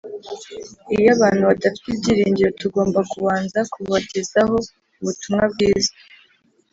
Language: Kinyarwanda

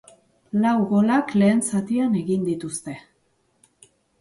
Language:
Basque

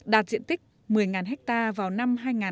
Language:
Vietnamese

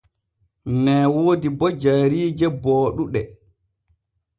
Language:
Borgu Fulfulde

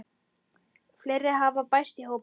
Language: Icelandic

